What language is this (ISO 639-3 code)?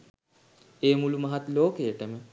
sin